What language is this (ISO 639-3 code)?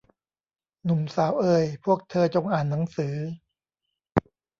tha